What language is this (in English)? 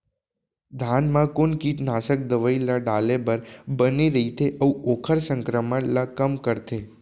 Chhattisgarhi